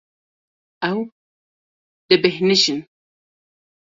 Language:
Kurdish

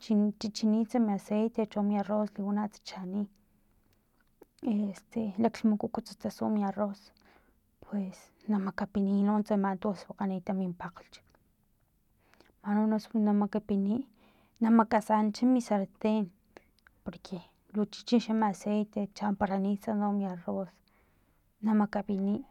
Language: Filomena Mata-Coahuitlán Totonac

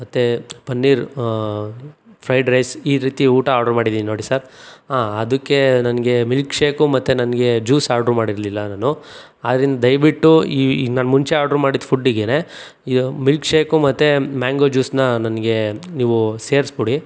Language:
Kannada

